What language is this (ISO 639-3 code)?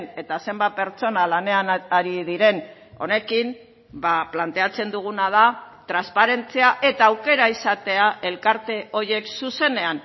eus